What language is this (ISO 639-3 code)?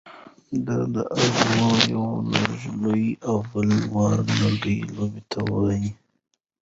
pus